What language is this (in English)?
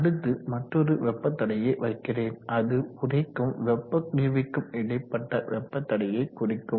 Tamil